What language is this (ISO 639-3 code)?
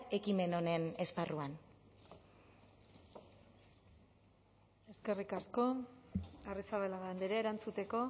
eus